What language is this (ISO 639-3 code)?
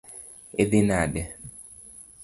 luo